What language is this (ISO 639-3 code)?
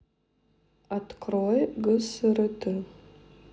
rus